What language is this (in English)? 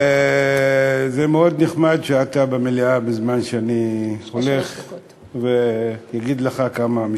Hebrew